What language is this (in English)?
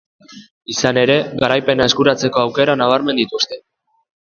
Basque